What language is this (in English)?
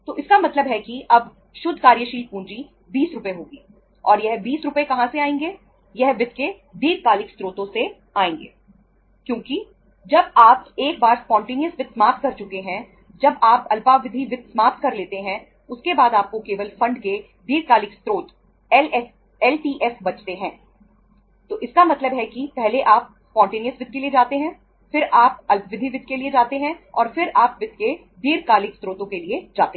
Hindi